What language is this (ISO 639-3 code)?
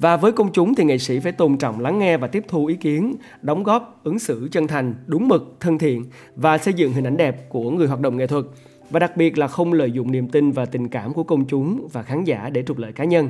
vie